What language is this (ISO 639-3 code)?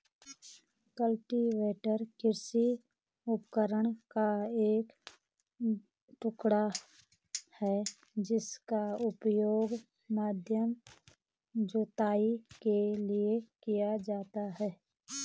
hin